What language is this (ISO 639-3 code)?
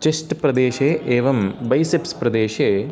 san